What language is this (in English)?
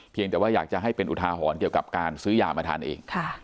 Thai